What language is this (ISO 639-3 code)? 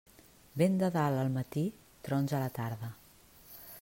cat